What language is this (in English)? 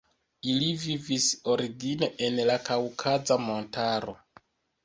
Esperanto